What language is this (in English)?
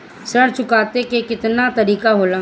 Bhojpuri